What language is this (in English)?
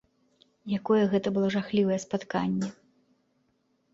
Belarusian